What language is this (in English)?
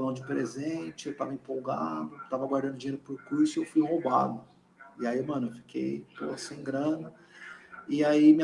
Portuguese